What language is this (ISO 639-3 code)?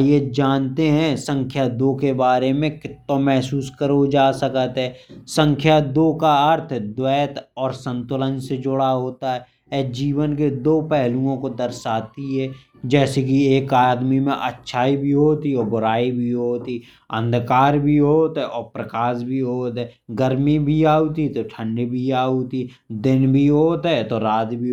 bns